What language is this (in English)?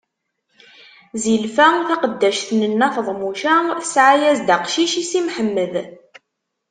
Kabyle